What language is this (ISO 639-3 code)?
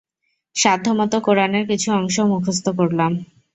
ben